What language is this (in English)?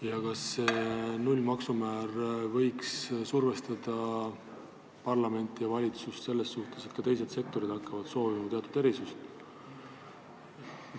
Estonian